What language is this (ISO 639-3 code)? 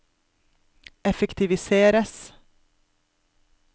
nor